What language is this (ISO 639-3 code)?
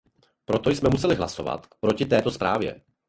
ces